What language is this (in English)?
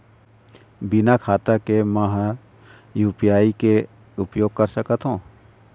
Chhattisgarhi